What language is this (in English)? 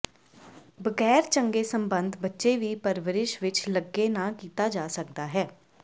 Punjabi